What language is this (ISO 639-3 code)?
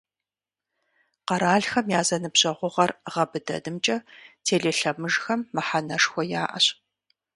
kbd